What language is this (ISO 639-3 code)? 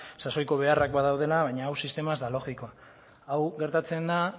eus